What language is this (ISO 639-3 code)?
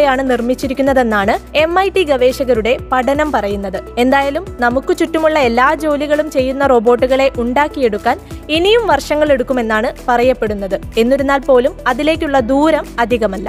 mal